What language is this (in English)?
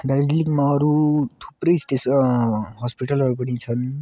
Nepali